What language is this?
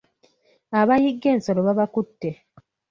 Ganda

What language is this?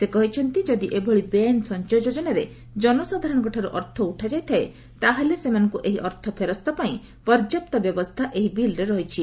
Odia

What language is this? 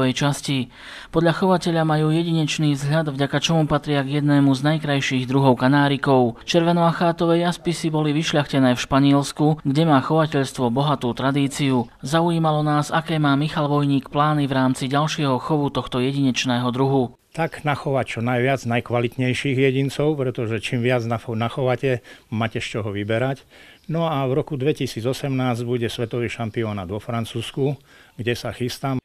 Slovak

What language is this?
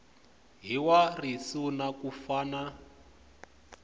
Tsonga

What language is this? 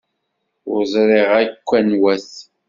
Kabyle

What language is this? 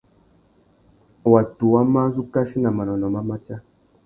Tuki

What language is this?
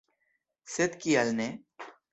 Esperanto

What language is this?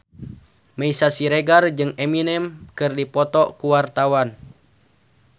Sundanese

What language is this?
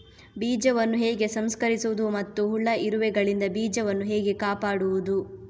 Kannada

